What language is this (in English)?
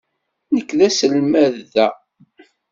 Kabyle